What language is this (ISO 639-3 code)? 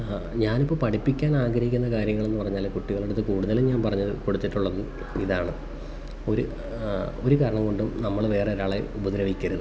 mal